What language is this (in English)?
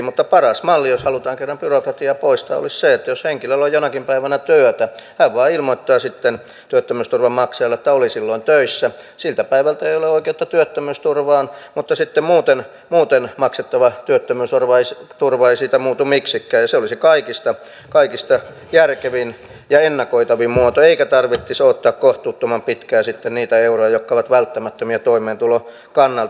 Finnish